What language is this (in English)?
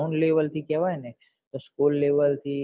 Gujarati